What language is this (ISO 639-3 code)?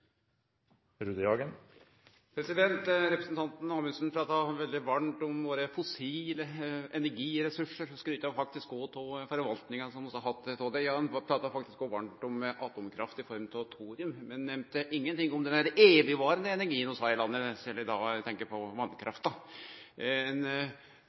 nor